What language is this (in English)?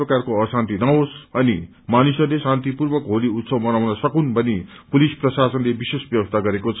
Nepali